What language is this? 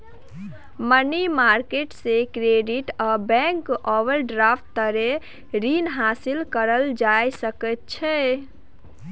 Maithili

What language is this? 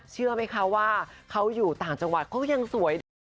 Thai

